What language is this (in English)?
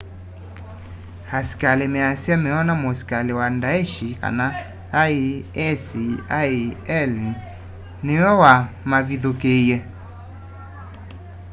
Kamba